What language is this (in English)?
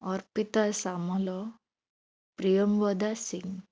Odia